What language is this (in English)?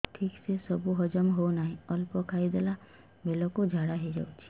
Odia